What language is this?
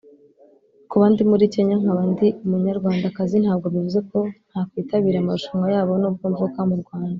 Kinyarwanda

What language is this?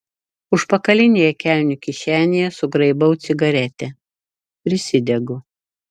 Lithuanian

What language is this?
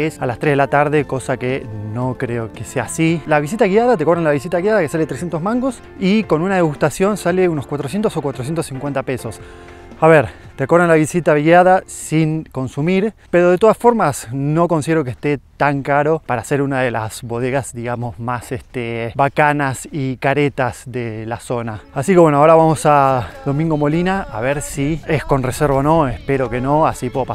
Spanish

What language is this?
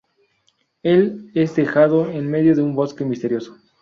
Spanish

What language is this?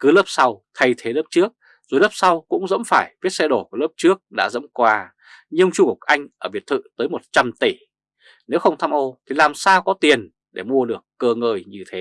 Vietnamese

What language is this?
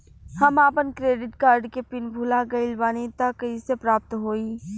Bhojpuri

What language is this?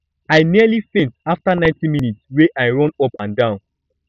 Nigerian Pidgin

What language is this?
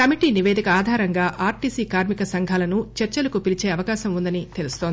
Telugu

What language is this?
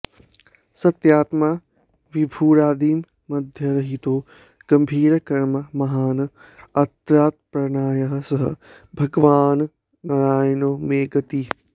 Sanskrit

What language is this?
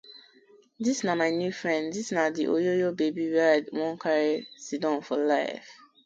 Nigerian Pidgin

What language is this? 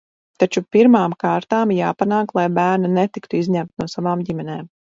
Latvian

